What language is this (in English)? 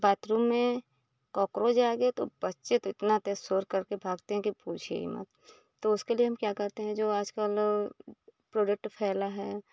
Hindi